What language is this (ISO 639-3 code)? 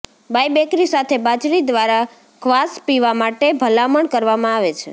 guj